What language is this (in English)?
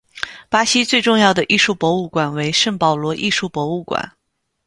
Chinese